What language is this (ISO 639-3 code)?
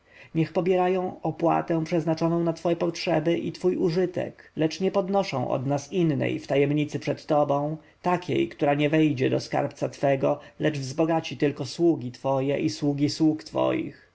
pol